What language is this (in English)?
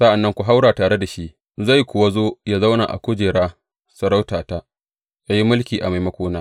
Hausa